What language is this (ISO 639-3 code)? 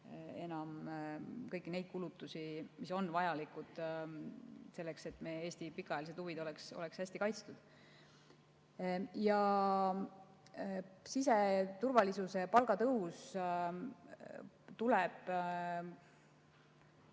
est